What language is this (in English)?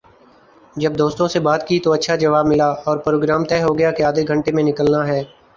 Urdu